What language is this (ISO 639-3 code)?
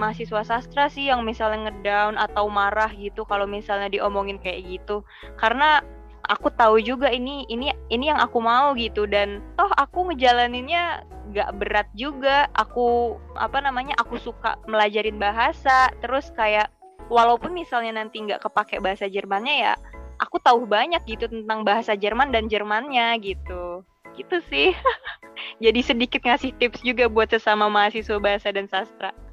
ind